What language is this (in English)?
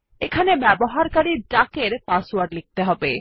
Bangla